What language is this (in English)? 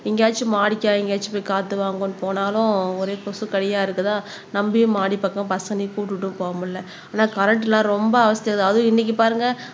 Tamil